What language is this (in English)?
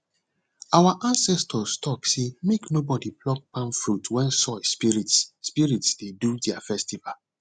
Nigerian Pidgin